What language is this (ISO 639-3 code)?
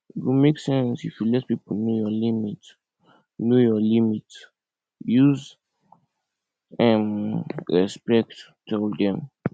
pcm